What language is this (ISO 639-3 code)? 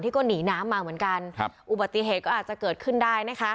tha